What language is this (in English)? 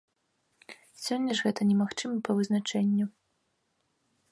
Belarusian